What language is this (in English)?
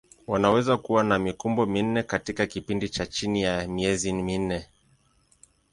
Swahili